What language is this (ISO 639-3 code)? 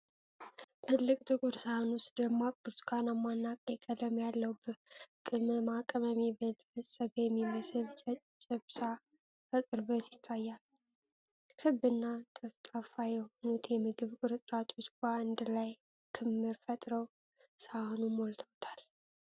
amh